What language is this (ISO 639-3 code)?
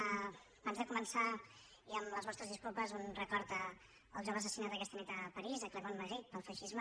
cat